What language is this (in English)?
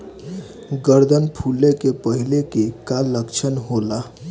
Bhojpuri